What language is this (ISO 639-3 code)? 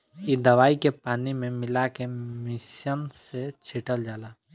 bho